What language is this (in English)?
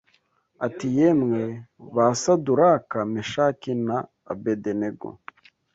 Kinyarwanda